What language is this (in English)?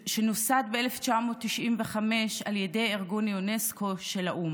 Hebrew